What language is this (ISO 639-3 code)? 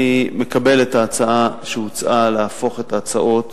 heb